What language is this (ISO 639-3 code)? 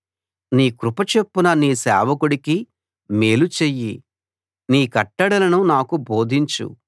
tel